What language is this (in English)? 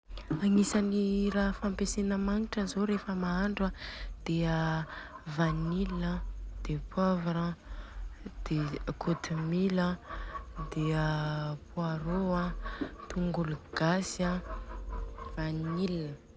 Southern Betsimisaraka Malagasy